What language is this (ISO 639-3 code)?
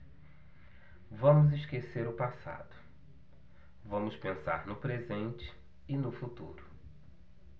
por